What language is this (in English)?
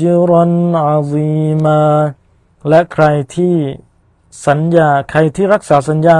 Thai